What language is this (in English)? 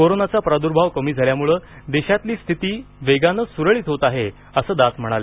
Marathi